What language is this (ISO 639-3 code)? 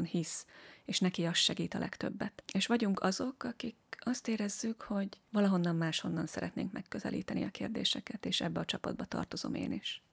hun